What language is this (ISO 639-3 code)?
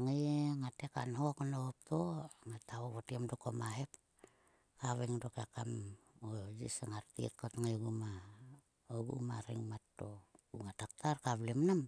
sua